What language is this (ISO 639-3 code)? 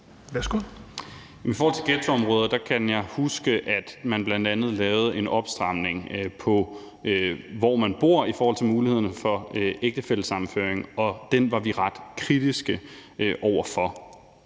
dan